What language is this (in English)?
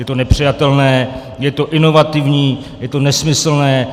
Czech